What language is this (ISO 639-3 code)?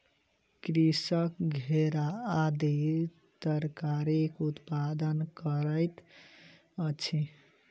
mai